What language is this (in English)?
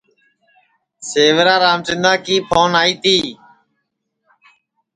Sansi